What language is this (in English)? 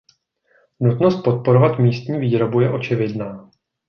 Czech